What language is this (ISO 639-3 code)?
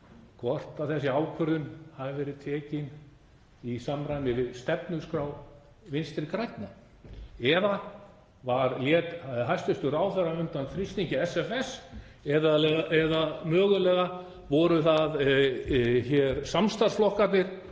isl